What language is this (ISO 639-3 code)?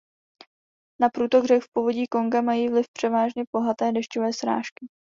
ces